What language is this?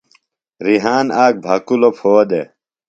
Phalura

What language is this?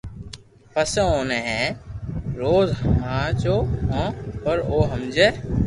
Loarki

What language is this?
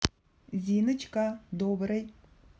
Russian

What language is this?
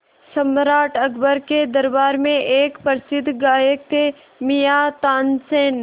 Hindi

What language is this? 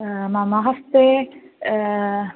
Sanskrit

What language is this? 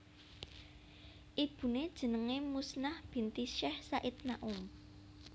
Javanese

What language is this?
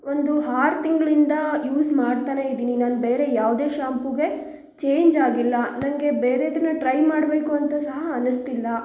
Kannada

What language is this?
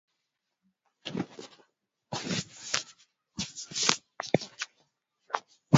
Swahili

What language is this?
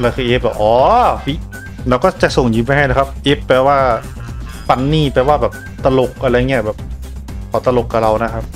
Thai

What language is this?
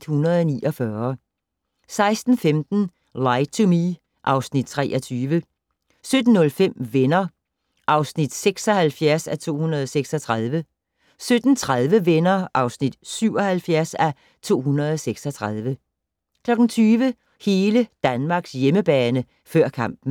Danish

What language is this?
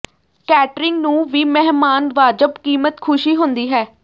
Punjabi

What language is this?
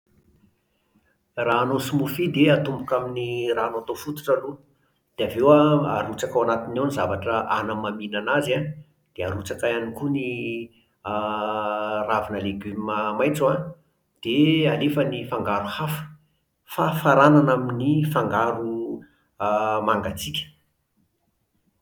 Malagasy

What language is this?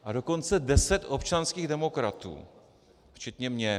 Czech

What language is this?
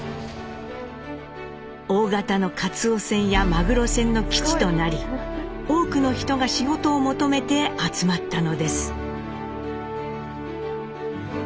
Japanese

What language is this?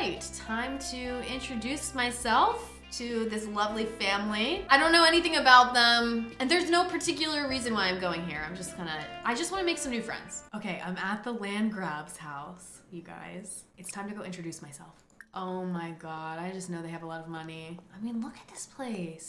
English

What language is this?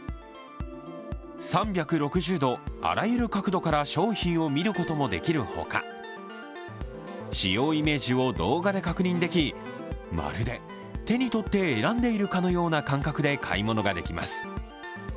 Japanese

